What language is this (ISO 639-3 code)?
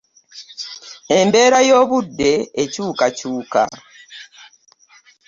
lug